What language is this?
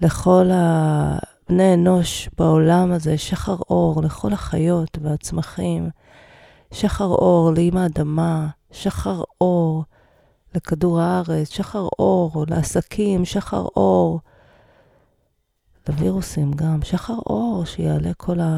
Hebrew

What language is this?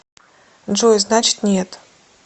Russian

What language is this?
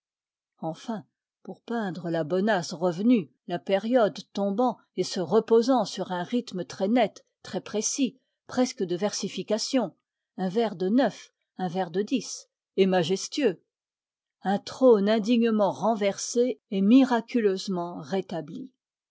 French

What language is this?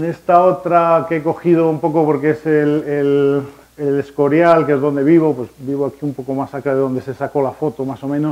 Spanish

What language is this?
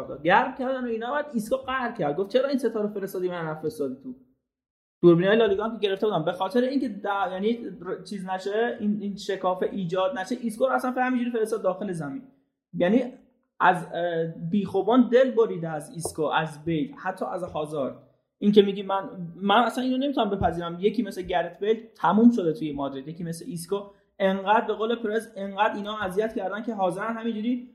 Persian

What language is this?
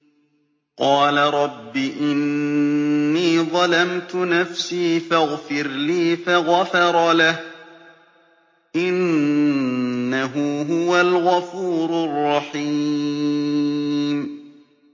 Arabic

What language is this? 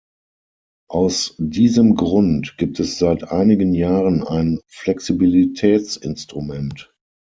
German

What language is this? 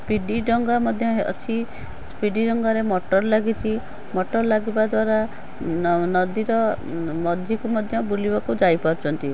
Odia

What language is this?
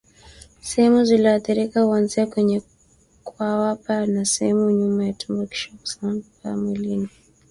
Swahili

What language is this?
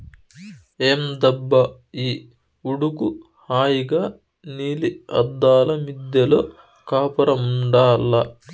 Telugu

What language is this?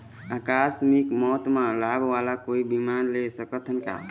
Chhattisgarhi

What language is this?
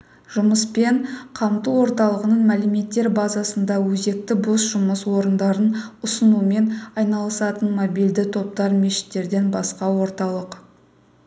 Kazakh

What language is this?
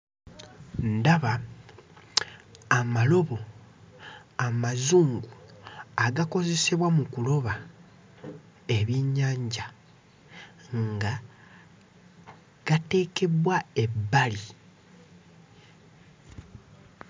Ganda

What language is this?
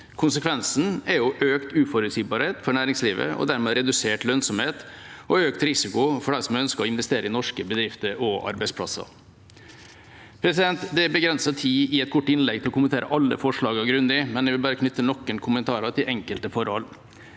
Norwegian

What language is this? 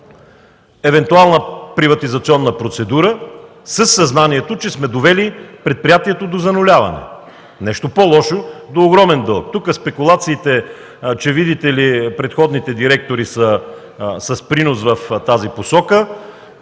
Bulgarian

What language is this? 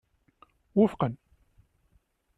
Kabyle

